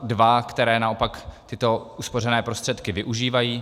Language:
Czech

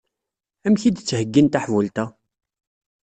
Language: Kabyle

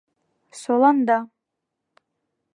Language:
Bashkir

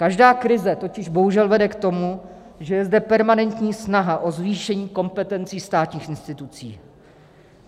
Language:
Czech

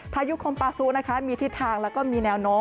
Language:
Thai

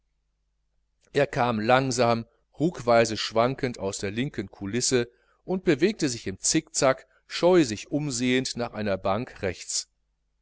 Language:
German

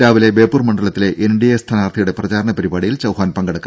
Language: Malayalam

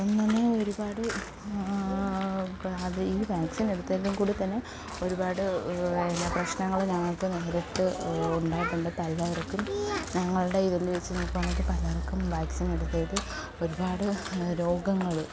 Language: Malayalam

